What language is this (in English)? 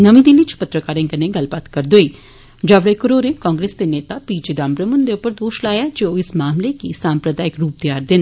Dogri